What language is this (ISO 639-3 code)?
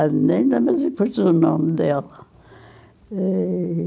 por